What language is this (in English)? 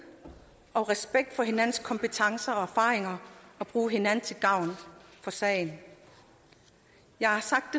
Danish